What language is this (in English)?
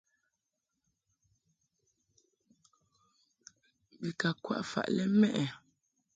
Mungaka